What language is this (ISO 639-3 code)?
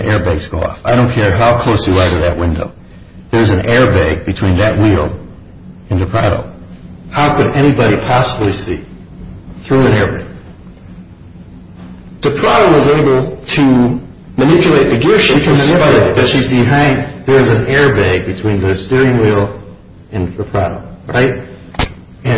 eng